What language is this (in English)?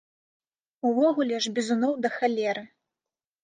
Belarusian